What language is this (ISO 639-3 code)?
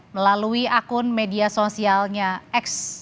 ind